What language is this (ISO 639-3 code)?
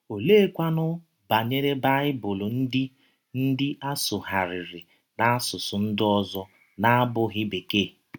ibo